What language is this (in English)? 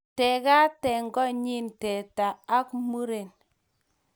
Kalenjin